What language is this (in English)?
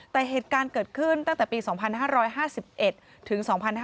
Thai